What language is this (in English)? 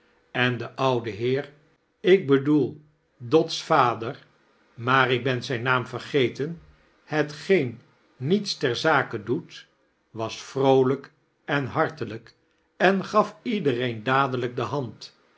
Dutch